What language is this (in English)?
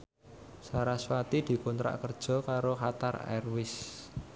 Javanese